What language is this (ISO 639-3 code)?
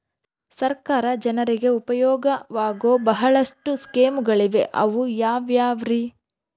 kan